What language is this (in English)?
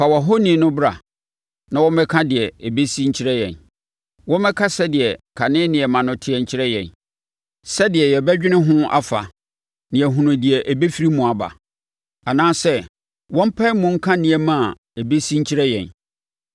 Akan